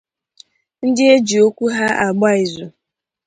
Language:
Igbo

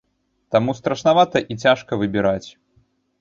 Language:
Belarusian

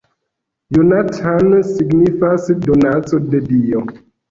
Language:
Esperanto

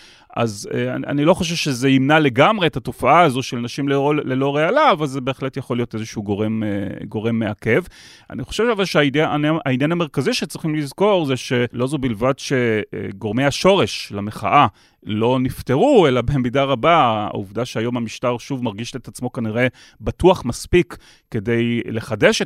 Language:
Hebrew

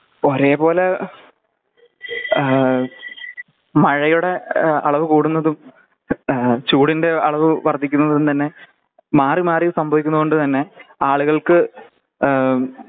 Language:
Malayalam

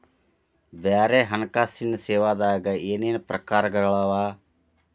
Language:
Kannada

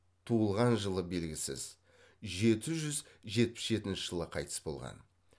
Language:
Kazakh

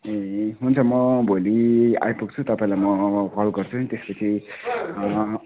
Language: Nepali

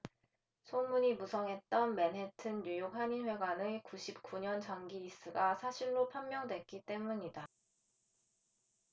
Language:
Korean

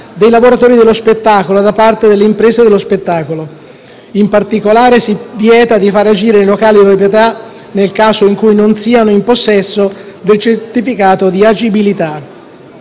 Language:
Italian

